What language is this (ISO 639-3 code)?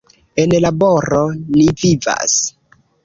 epo